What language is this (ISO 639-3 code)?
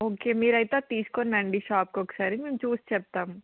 tel